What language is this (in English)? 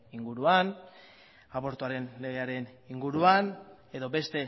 Basque